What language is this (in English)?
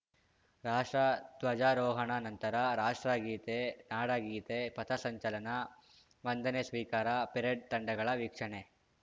Kannada